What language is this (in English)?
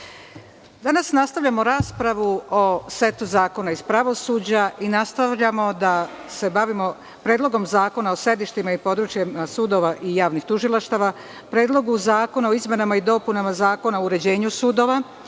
Serbian